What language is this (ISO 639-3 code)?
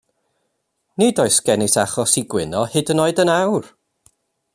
cym